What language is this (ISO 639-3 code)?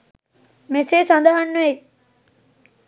sin